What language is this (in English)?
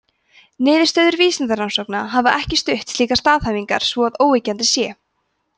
Icelandic